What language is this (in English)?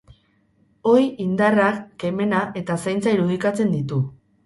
Basque